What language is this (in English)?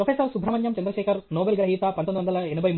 Telugu